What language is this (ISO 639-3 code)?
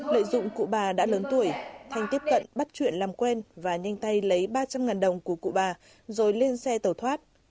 vie